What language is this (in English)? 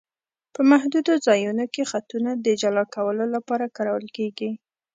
Pashto